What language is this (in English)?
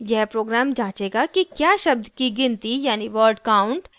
Hindi